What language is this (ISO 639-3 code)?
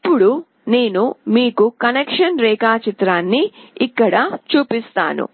tel